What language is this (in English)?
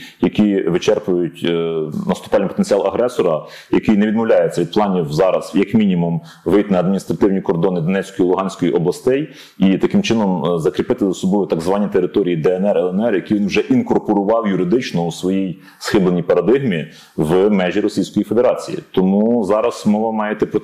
Ukrainian